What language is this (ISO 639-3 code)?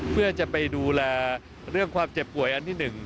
tha